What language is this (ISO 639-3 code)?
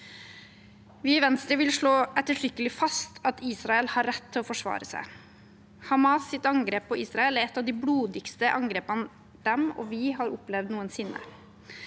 nor